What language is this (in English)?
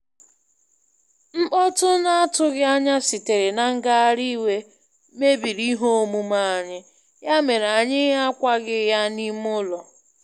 Igbo